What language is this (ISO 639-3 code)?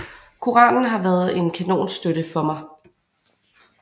dan